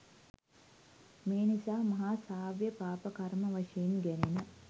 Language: Sinhala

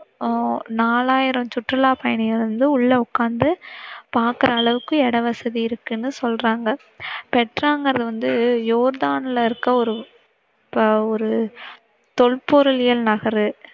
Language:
Tamil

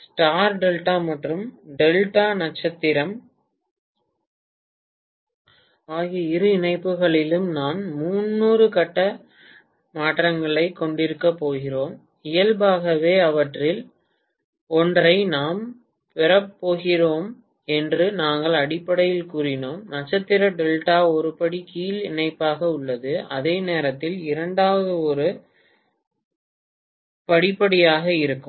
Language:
Tamil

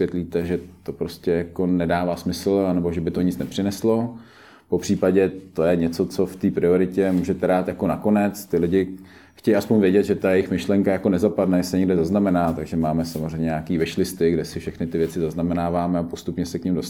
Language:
Czech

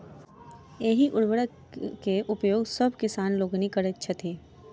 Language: Maithili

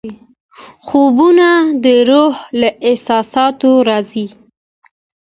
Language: Pashto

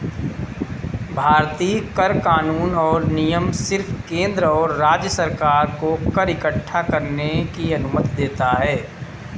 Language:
Hindi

